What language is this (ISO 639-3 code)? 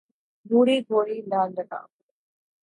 urd